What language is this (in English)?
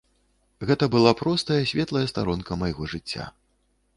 Belarusian